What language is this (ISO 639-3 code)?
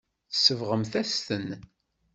kab